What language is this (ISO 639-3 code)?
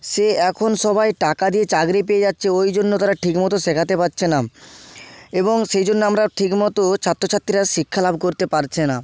ben